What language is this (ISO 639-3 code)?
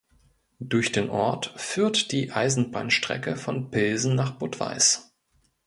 deu